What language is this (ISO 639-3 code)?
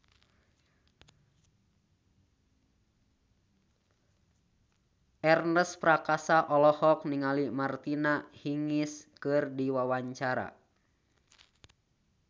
sun